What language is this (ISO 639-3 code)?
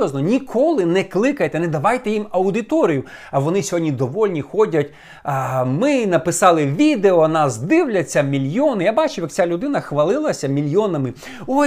ukr